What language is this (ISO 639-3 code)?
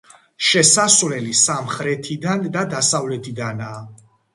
kat